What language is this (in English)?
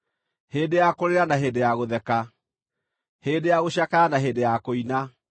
Kikuyu